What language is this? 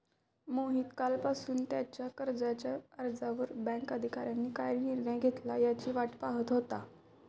Marathi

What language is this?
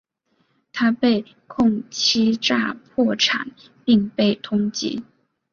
Chinese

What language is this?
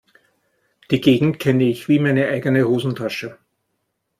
German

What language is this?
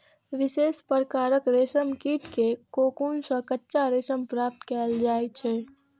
Maithili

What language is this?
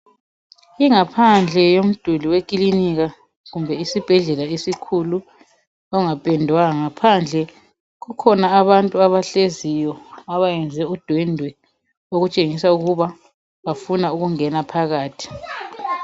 North Ndebele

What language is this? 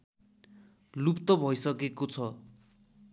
Nepali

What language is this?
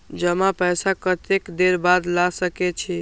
Maithili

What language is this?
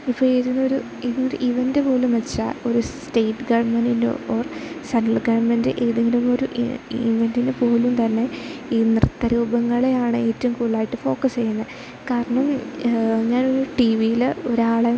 Malayalam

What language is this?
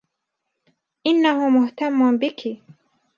Arabic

